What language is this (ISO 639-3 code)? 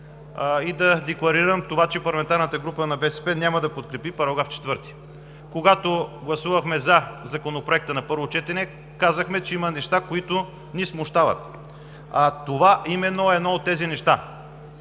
bul